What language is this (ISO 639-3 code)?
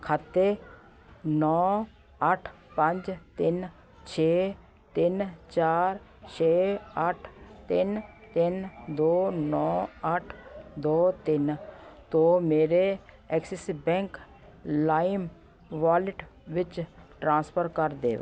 pan